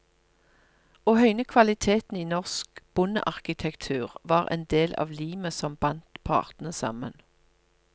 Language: Norwegian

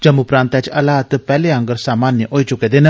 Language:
Dogri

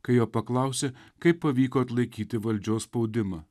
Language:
Lithuanian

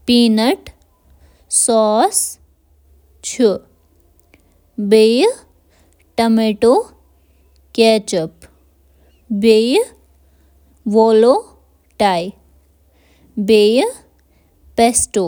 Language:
Kashmiri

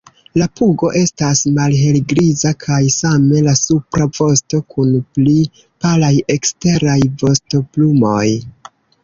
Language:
Esperanto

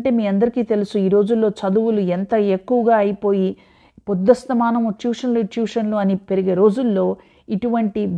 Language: Telugu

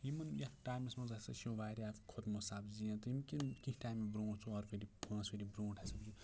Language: Kashmiri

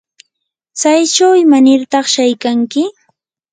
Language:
Yanahuanca Pasco Quechua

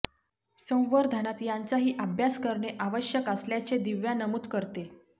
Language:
Marathi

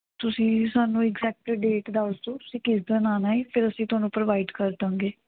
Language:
Punjabi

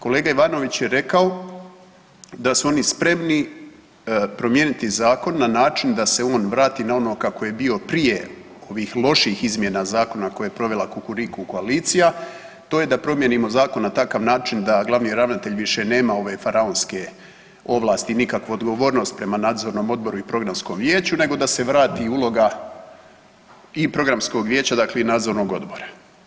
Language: Croatian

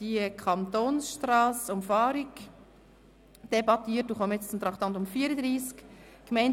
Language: Swiss German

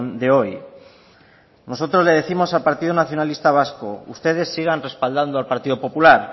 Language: Spanish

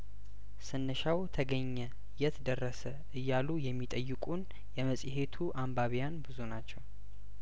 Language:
Amharic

